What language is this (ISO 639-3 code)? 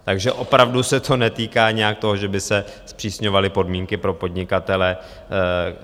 ces